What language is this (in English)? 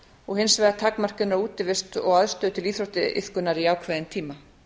Icelandic